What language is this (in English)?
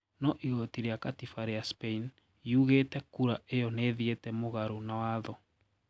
Kikuyu